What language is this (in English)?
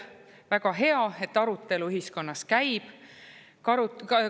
Estonian